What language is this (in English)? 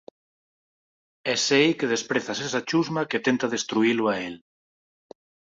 Galician